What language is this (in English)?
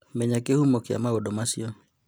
Kikuyu